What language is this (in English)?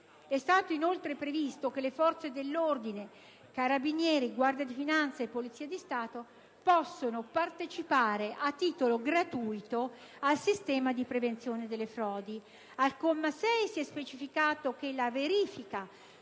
Italian